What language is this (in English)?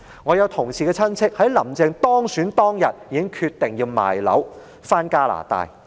Cantonese